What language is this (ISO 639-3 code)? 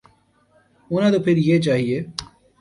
urd